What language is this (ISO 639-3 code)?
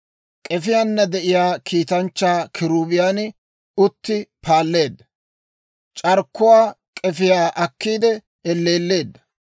dwr